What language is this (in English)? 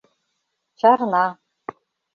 Mari